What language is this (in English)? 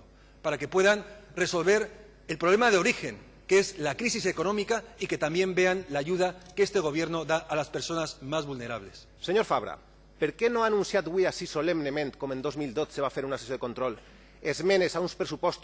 Spanish